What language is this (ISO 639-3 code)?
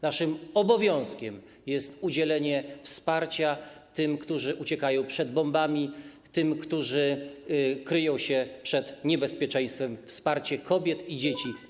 pol